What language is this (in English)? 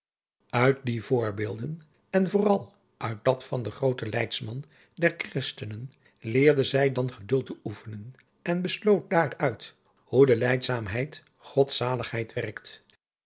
Dutch